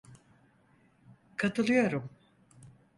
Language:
Turkish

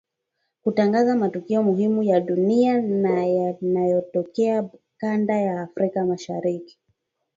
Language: Swahili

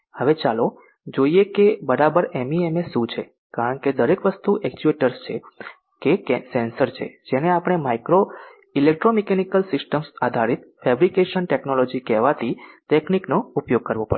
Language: Gujarati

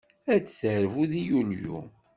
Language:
Kabyle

